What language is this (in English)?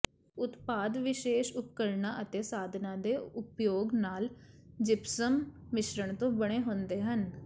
Punjabi